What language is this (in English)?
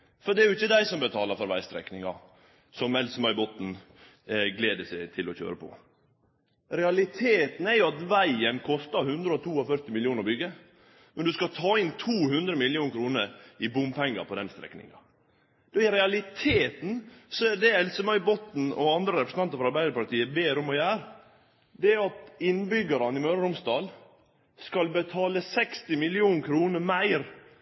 Norwegian Nynorsk